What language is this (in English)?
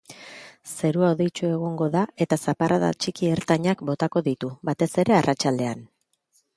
Basque